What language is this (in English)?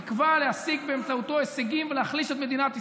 Hebrew